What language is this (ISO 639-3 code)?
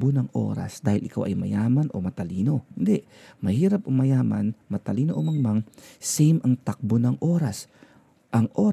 fil